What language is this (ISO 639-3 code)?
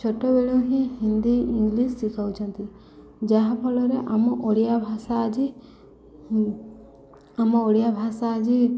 ori